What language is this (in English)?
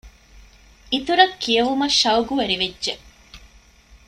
Divehi